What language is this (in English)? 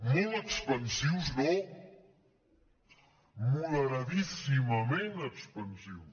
Catalan